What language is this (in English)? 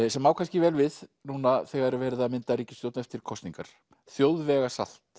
Icelandic